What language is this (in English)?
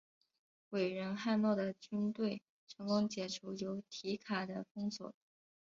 Chinese